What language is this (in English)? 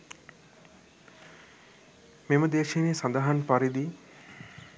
Sinhala